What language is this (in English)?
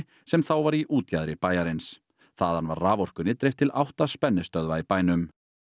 Icelandic